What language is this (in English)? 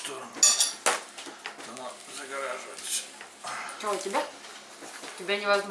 Russian